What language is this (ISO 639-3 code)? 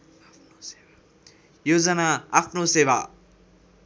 nep